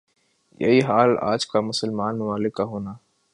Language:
Urdu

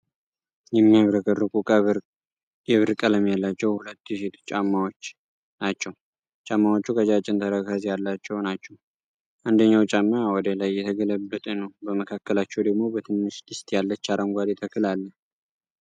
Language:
Amharic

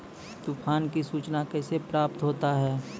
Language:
Maithili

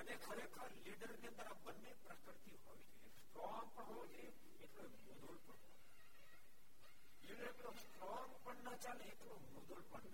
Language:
Gujarati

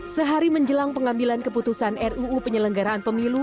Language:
Indonesian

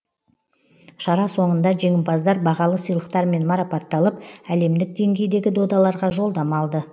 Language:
Kazakh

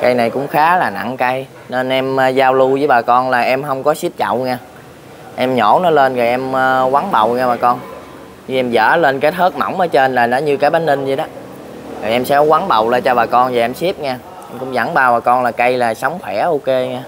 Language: Vietnamese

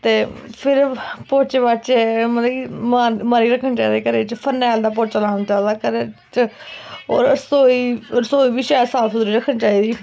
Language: Dogri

